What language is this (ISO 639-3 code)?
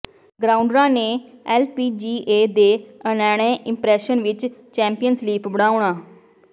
pan